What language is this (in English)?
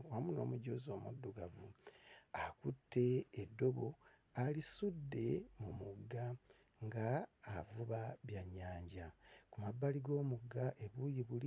Ganda